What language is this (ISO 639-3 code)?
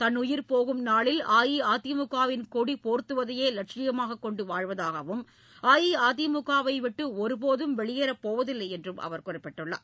tam